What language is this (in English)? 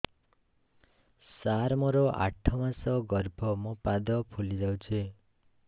Odia